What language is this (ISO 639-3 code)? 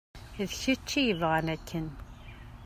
kab